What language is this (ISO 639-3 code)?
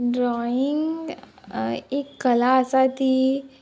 kok